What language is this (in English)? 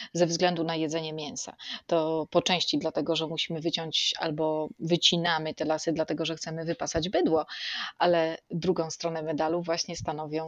Polish